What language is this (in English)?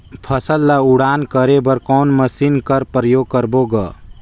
Chhattisgarhi